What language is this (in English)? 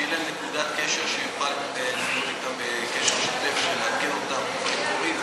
Hebrew